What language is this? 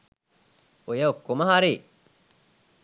Sinhala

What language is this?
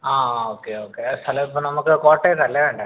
Malayalam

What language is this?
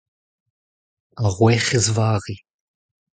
Breton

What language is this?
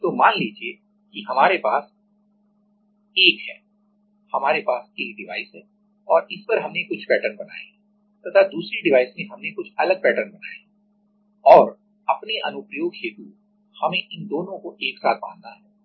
Hindi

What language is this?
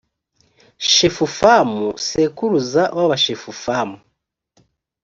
Kinyarwanda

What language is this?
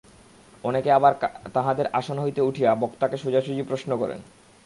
Bangla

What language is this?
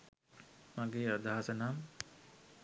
Sinhala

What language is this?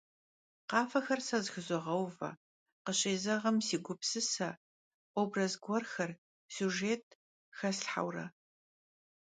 Kabardian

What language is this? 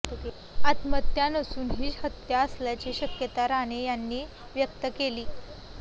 Marathi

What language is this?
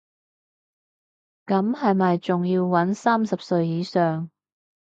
Cantonese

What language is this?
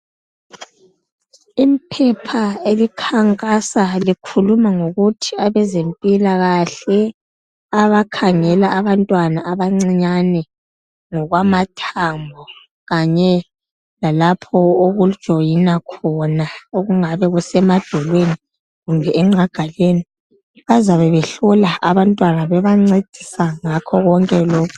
North Ndebele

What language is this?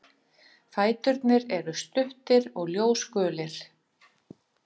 Icelandic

